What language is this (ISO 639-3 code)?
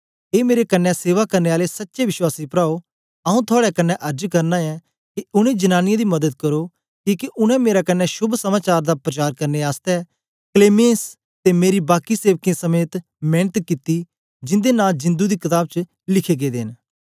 doi